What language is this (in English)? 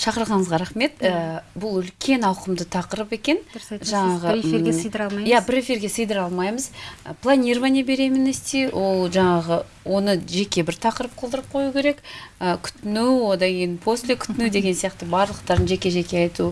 Russian